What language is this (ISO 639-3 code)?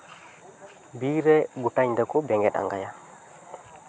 sat